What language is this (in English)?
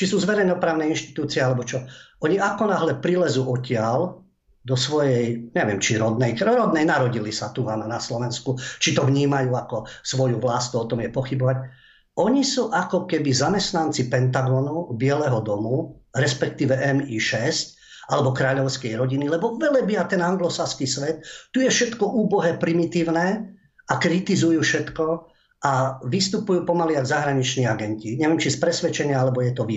Slovak